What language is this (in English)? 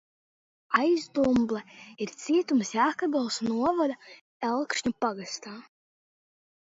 Latvian